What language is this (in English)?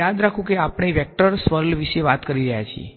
Gujarati